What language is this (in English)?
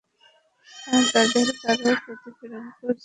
Bangla